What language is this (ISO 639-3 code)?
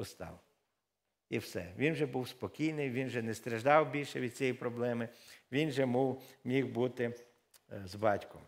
ukr